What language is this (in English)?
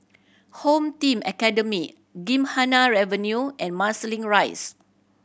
English